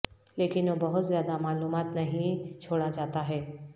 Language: Urdu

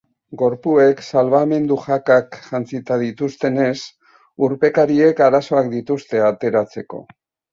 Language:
Basque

